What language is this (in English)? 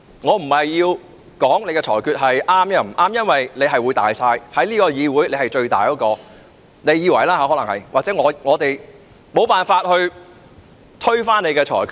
Cantonese